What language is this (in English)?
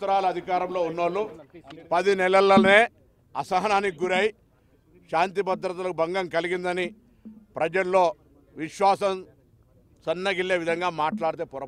Telugu